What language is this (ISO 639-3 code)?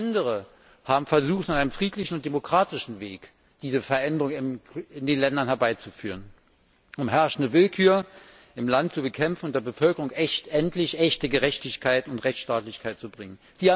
deu